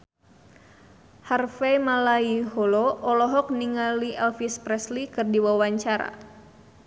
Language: Sundanese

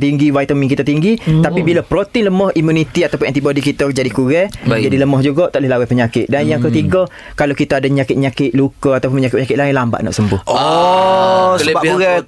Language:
Malay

